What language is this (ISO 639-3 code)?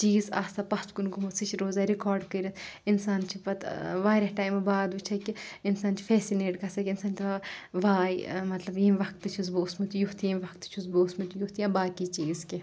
kas